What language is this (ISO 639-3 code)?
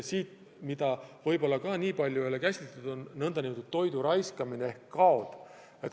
est